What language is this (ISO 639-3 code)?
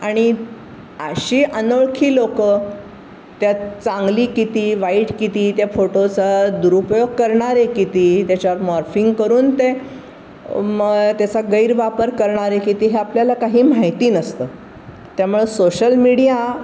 mar